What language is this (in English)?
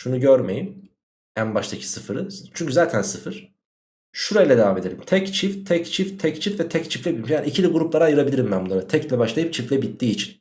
Turkish